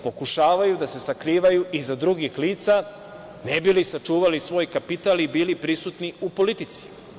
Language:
Serbian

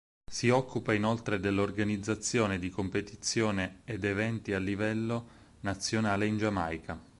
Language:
Italian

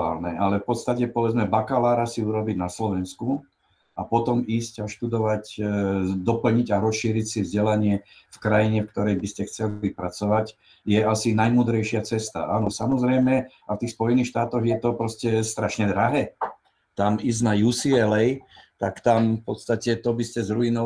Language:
Slovak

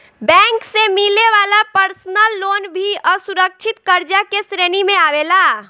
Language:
Bhojpuri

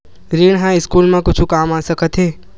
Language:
Chhattisgarhi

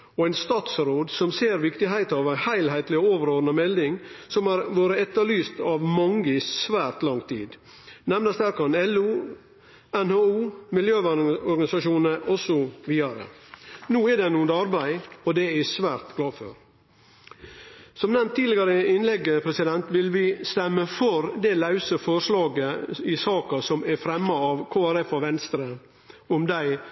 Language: Norwegian Nynorsk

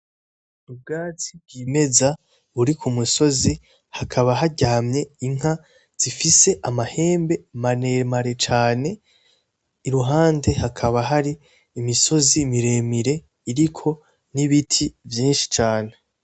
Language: Rundi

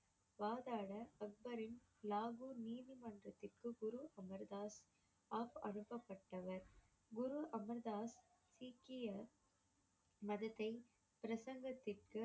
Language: Tamil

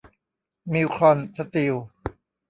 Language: Thai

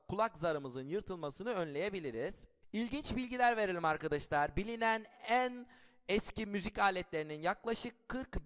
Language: Turkish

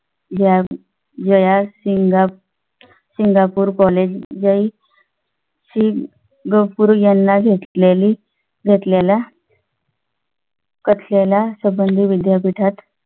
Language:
Marathi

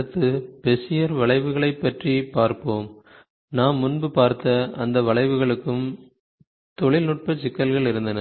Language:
Tamil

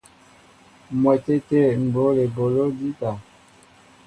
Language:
Mbo (Cameroon)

